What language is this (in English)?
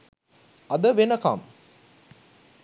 Sinhala